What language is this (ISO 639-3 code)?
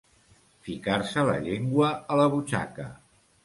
cat